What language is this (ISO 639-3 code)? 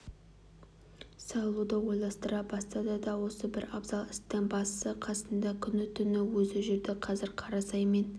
kaz